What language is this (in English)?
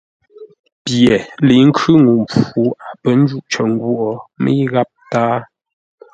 Ngombale